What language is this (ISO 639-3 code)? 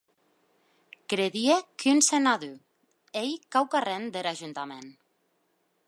oci